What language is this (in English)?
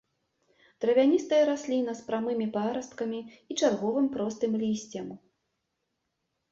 Belarusian